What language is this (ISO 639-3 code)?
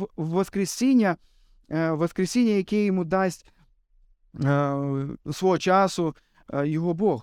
ukr